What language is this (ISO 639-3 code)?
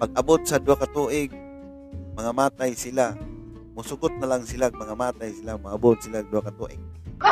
fil